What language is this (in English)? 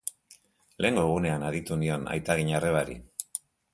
Basque